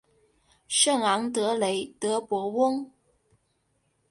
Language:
Chinese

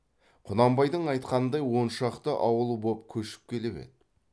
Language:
Kazakh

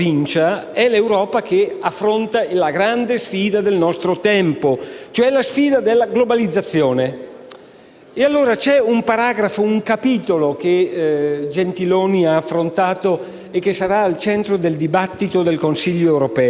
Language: Italian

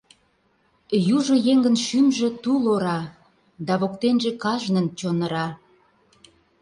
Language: Mari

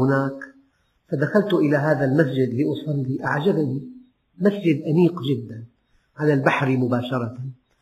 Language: Arabic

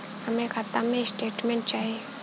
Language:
Bhojpuri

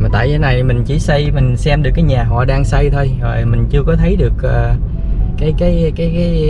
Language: Vietnamese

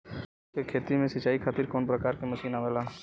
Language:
Bhojpuri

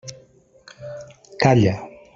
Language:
Catalan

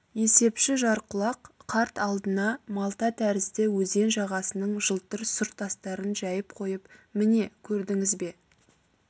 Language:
Kazakh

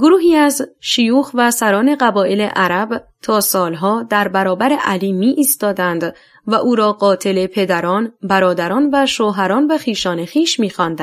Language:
Persian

